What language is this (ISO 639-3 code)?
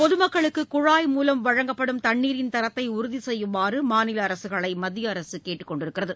tam